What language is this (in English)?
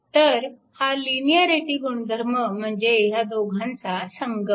Marathi